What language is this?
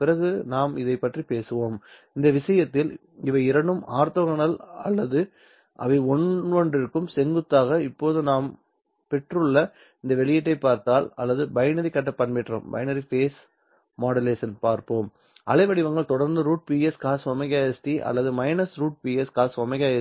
Tamil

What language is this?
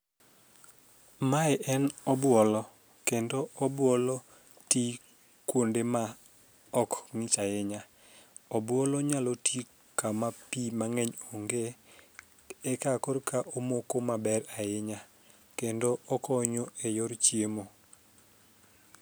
Luo (Kenya and Tanzania)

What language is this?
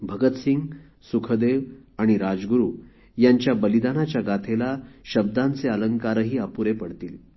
Marathi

